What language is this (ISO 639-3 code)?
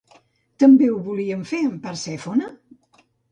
cat